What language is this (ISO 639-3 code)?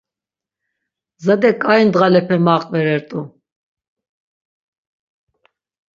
lzz